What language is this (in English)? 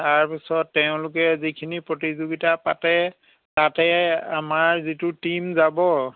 Assamese